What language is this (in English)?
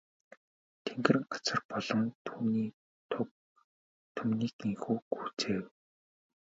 Mongolian